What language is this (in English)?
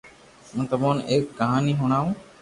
Loarki